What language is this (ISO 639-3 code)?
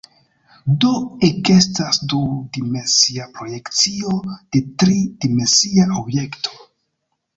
epo